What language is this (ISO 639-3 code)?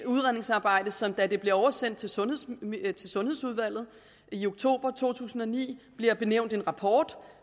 dan